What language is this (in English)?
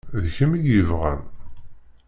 Kabyle